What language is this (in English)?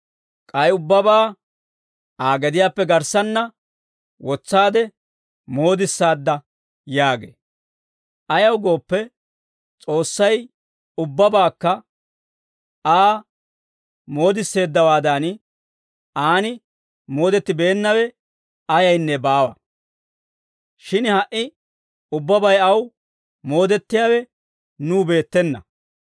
Dawro